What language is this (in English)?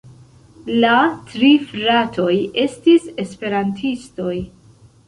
Esperanto